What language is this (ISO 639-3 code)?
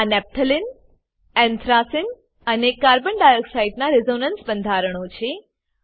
guj